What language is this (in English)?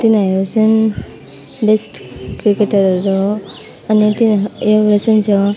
Nepali